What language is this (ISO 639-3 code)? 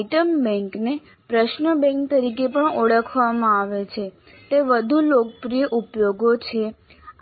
guj